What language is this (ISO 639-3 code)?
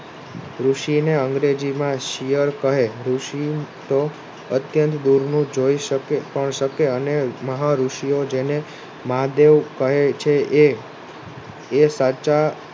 guj